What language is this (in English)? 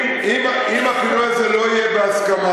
Hebrew